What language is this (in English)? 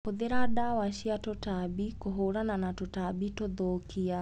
Kikuyu